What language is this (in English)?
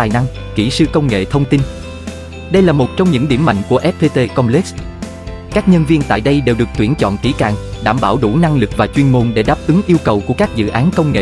Vietnamese